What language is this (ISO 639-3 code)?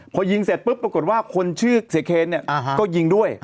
tha